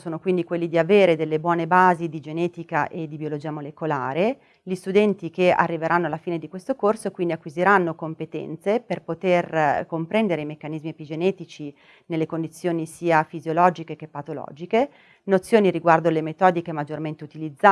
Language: Italian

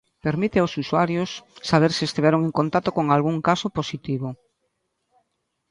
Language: Galician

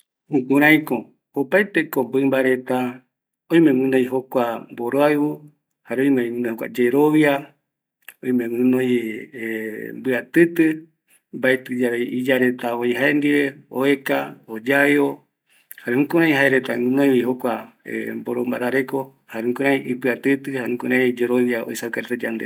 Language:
Eastern Bolivian Guaraní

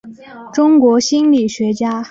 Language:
Chinese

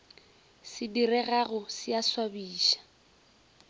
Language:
Northern Sotho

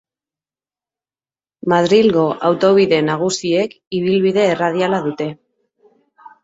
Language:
Basque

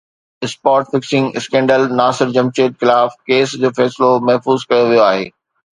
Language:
Sindhi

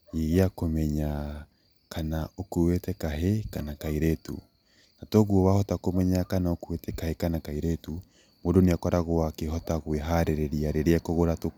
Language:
Kikuyu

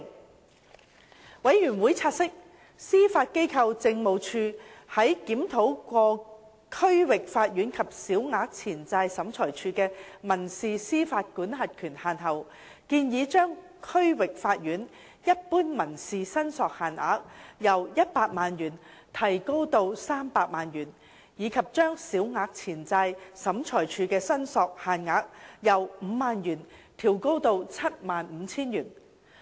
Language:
Cantonese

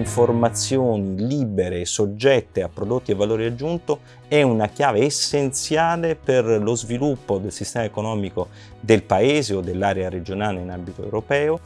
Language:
Italian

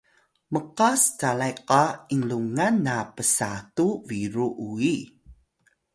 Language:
Atayal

